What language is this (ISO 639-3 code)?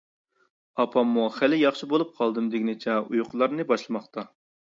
uig